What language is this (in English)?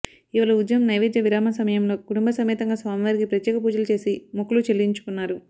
Telugu